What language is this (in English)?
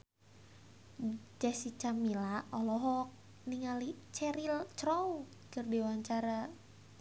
Sundanese